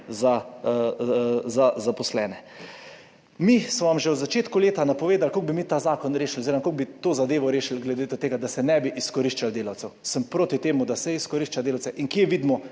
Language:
Slovenian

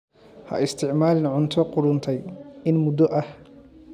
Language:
Somali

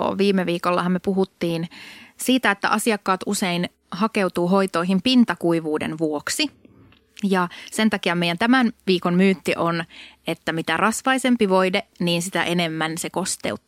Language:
Finnish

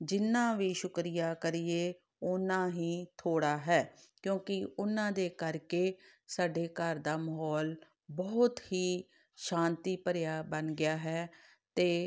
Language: Punjabi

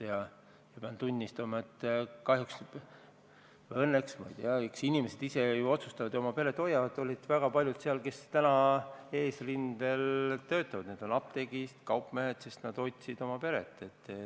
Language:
Estonian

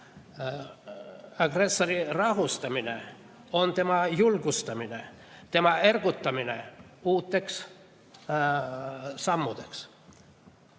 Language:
Estonian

